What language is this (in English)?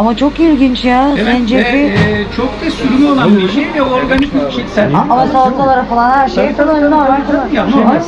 Turkish